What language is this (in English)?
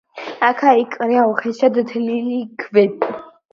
Georgian